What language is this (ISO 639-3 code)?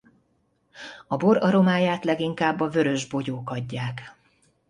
hun